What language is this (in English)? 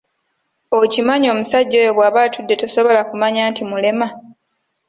Ganda